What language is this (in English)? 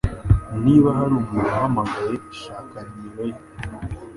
Kinyarwanda